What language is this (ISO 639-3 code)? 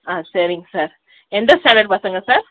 tam